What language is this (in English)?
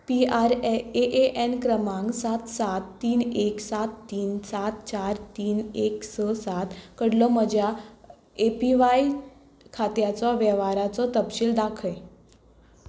Konkani